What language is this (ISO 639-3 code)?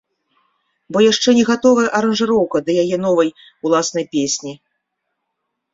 bel